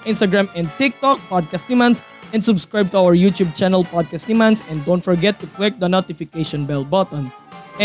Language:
Filipino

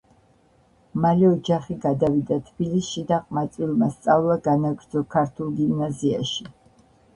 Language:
Georgian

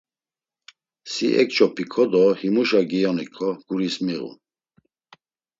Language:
Laz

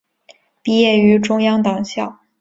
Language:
Chinese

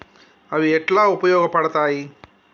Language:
Telugu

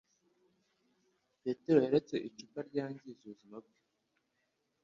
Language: Kinyarwanda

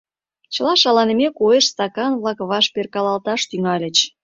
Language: Mari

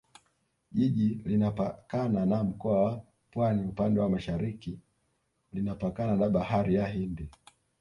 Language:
Swahili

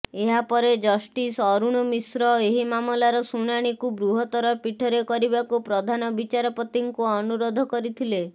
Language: Odia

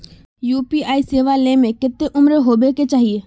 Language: Magahi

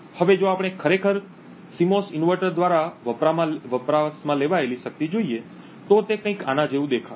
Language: Gujarati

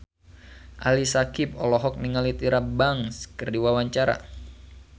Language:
Sundanese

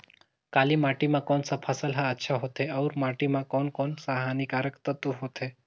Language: Chhattisgarhi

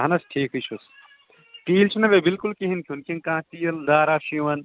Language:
Kashmiri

